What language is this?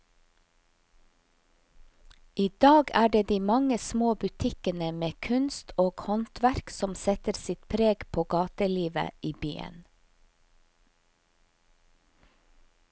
Norwegian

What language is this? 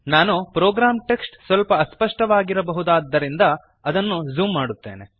Kannada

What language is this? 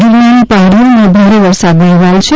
Gujarati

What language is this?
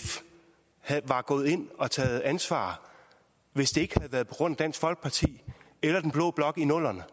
Danish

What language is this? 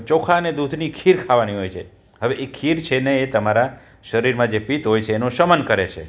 Gujarati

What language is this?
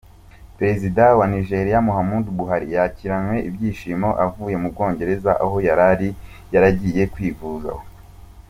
Kinyarwanda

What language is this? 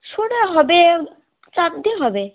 Bangla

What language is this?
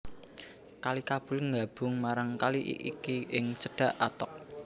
Javanese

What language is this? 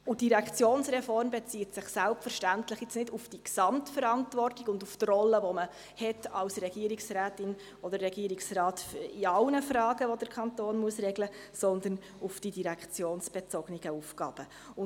Swiss German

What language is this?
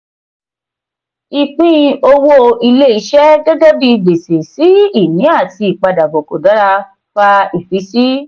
Yoruba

